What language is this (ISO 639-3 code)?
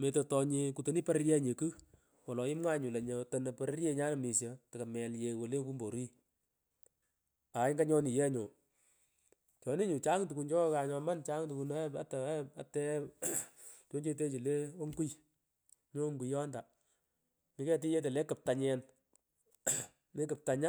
pko